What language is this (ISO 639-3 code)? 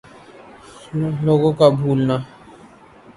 urd